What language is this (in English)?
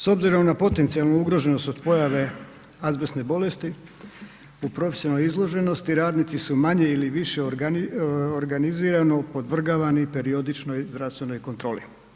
Croatian